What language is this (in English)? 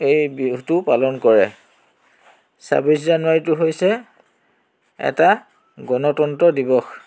Assamese